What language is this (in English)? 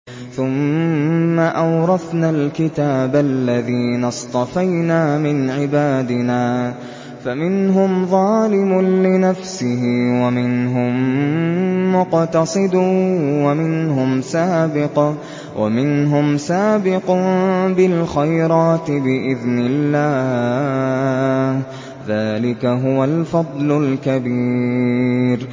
Arabic